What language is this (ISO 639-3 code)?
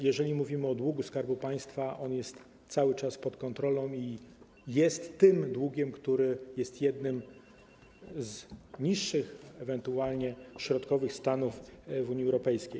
pol